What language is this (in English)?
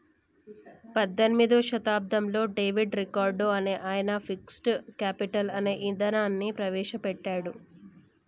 Telugu